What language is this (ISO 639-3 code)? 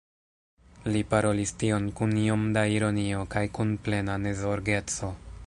epo